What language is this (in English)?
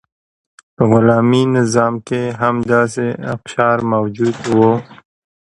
Pashto